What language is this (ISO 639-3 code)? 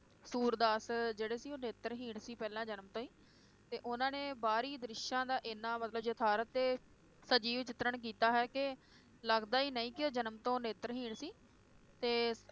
pan